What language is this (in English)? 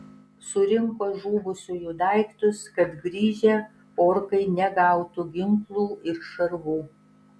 Lithuanian